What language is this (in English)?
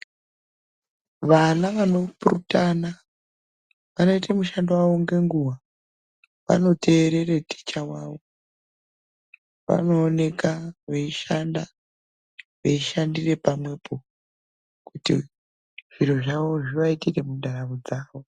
Ndau